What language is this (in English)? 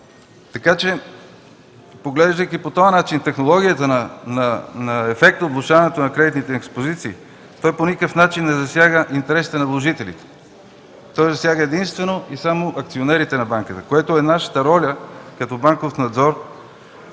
Bulgarian